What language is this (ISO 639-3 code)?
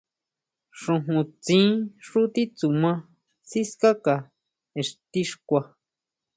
mau